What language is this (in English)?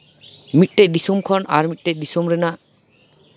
Santali